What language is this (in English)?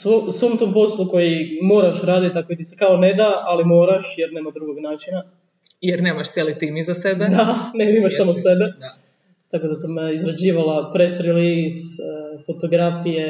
Croatian